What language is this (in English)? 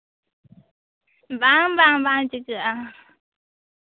Santali